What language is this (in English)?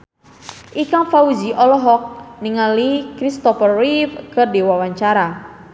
Sundanese